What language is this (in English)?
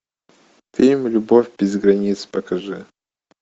Russian